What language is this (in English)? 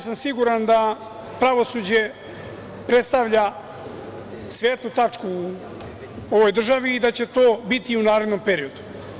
Serbian